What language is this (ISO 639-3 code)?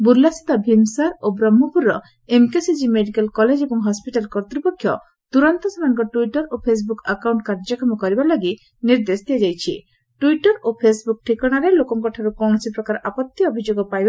ori